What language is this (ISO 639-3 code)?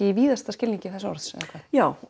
isl